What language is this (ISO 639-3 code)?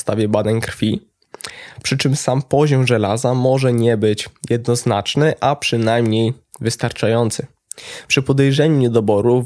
pol